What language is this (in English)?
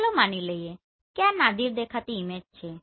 Gujarati